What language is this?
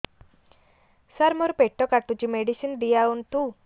Odia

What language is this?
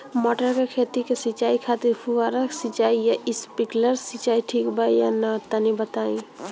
Bhojpuri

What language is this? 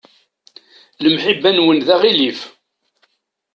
Kabyle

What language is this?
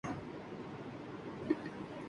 Urdu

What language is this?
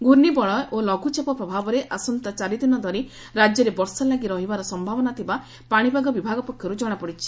Odia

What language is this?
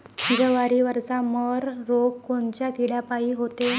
Marathi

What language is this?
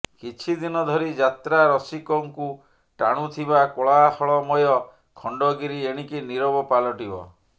Odia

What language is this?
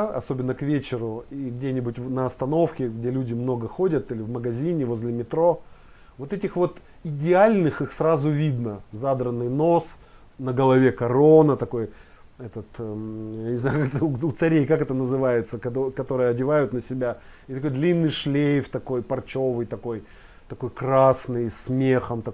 Russian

